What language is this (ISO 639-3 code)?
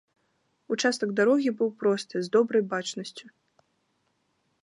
bel